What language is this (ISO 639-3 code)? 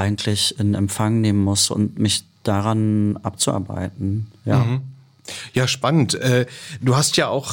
deu